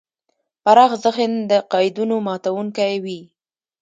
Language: Pashto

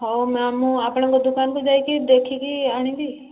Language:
Odia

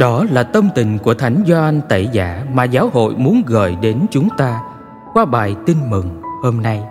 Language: Vietnamese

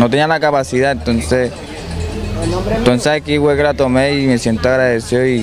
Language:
Spanish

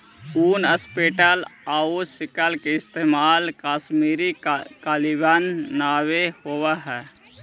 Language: Magahi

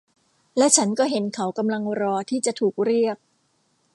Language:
Thai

